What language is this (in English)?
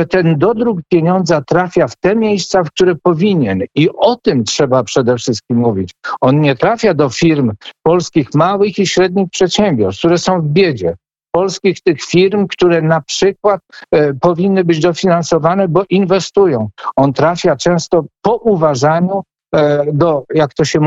Polish